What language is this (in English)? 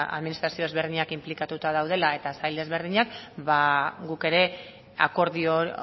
Basque